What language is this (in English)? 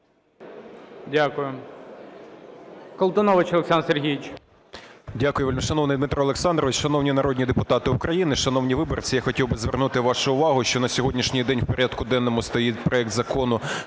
Ukrainian